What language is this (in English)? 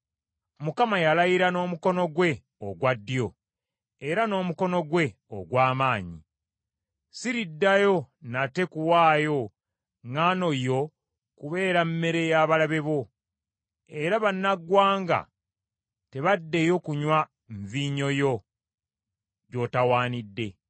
Ganda